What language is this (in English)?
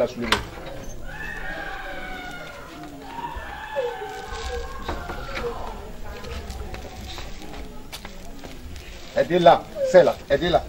French